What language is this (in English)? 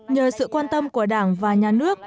Vietnamese